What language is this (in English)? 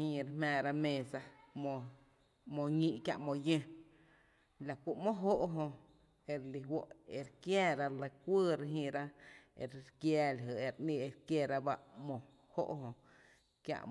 Tepinapa Chinantec